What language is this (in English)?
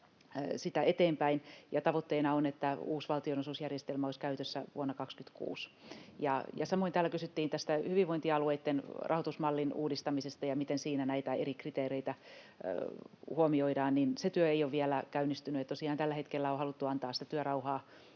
Finnish